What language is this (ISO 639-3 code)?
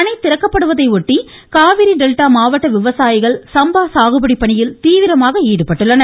tam